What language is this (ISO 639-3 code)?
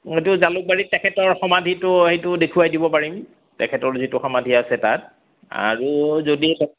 asm